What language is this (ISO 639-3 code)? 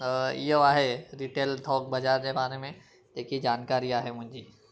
snd